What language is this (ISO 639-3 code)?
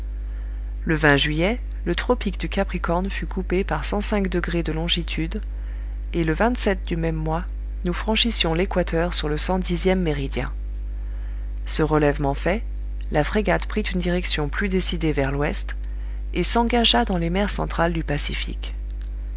fra